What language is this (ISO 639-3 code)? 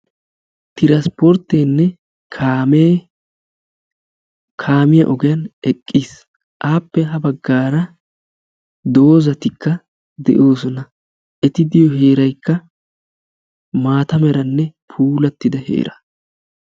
wal